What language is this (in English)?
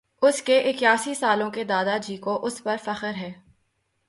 Urdu